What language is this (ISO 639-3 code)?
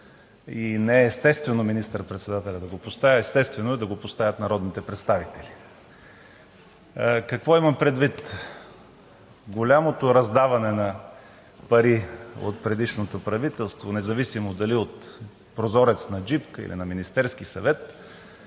bul